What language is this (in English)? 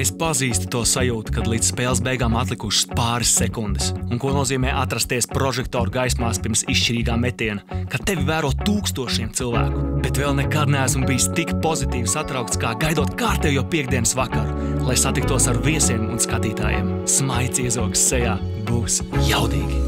Latvian